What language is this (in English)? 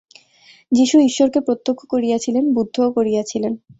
Bangla